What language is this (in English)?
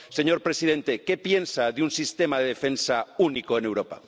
Spanish